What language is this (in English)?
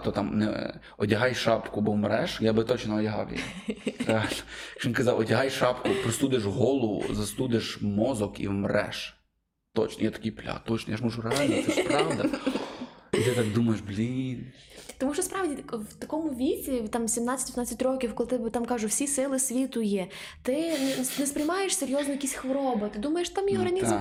Ukrainian